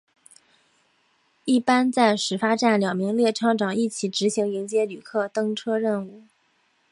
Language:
Chinese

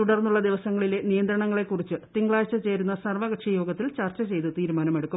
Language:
Malayalam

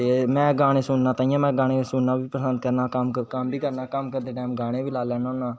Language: Dogri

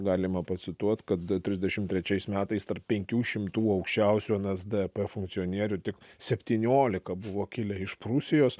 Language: Lithuanian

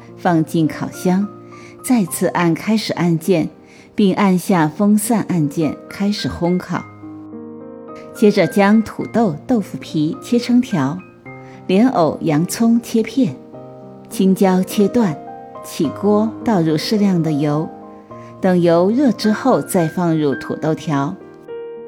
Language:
Chinese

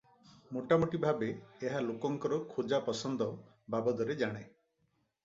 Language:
Odia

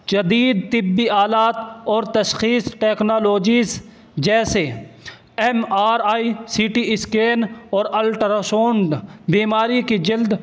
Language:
Urdu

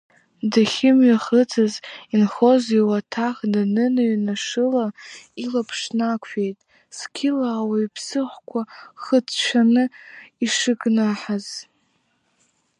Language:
Abkhazian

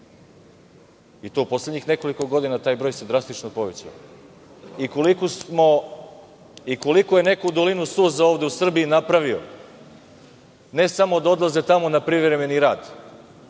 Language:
Serbian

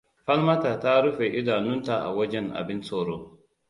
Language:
Hausa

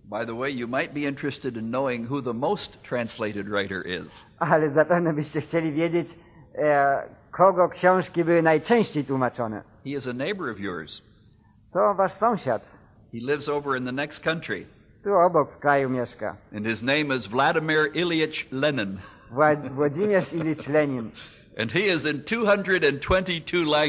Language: Polish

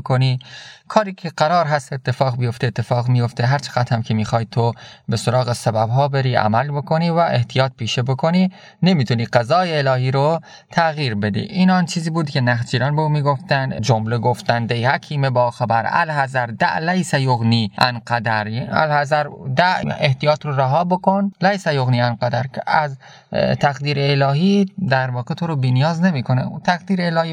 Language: Persian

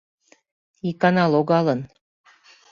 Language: Mari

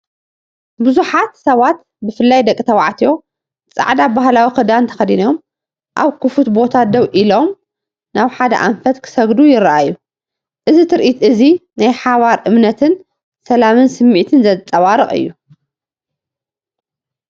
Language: Tigrinya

